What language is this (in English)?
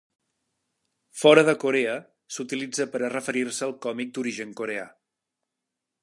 Catalan